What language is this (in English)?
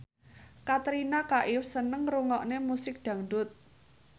Javanese